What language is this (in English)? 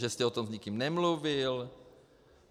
Czech